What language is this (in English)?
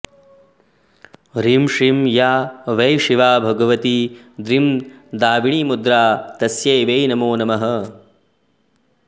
Sanskrit